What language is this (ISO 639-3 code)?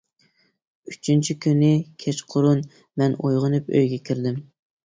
uig